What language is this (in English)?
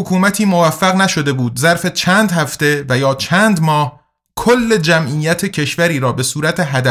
Persian